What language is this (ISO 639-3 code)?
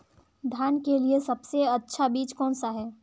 hin